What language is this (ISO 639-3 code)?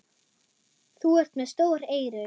isl